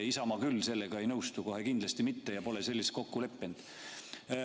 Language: Estonian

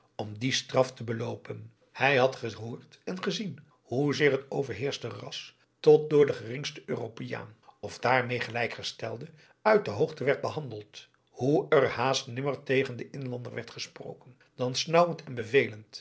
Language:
Dutch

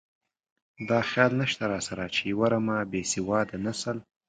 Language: Pashto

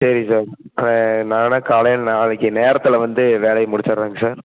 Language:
Tamil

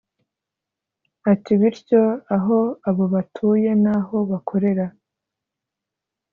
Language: Kinyarwanda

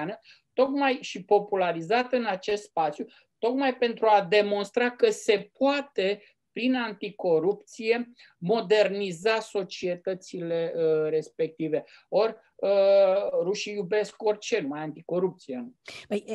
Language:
Romanian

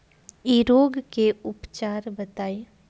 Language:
Bhojpuri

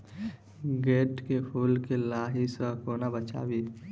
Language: Maithili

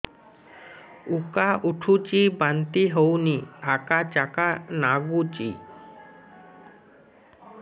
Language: Odia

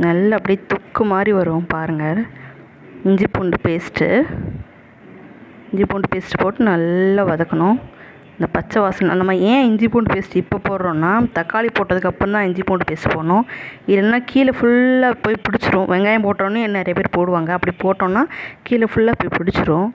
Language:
Tamil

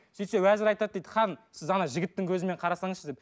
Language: Kazakh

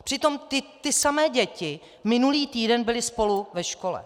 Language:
Czech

